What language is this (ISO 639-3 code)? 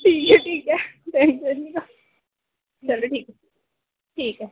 doi